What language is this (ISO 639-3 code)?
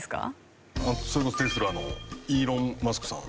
jpn